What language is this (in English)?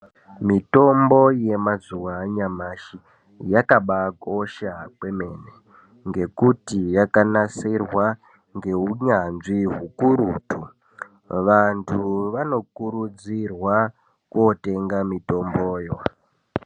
Ndau